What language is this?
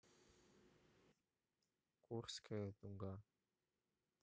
Russian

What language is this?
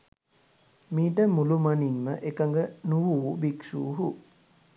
Sinhala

